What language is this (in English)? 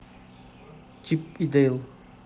Russian